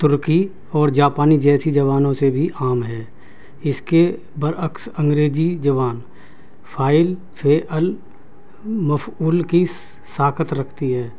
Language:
Urdu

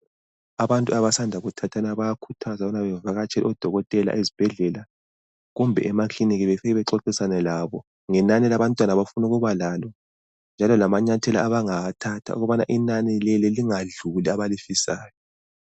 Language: North Ndebele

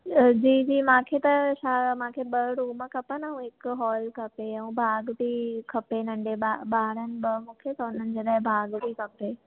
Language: Sindhi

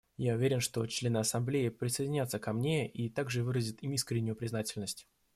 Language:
Russian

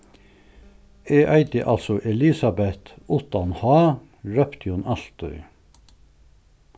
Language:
Faroese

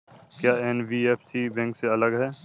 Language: Hindi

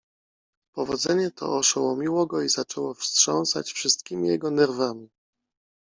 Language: Polish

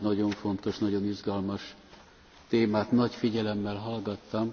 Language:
Hungarian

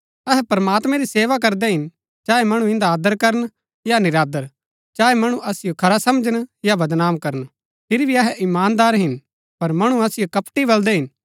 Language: Gaddi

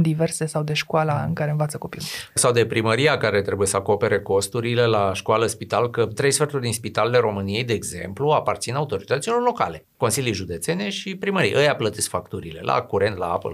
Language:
Romanian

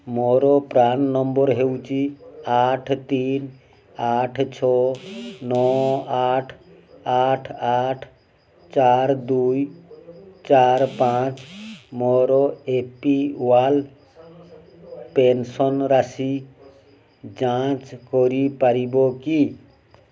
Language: Odia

